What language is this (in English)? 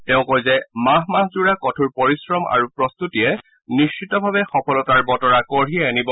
Assamese